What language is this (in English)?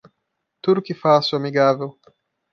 Portuguese